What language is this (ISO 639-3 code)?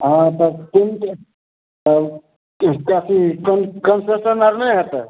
mai